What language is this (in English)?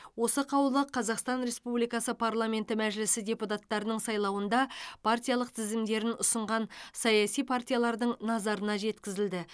Kazakh